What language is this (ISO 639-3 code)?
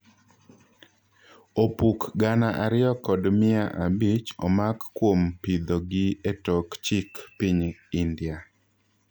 luo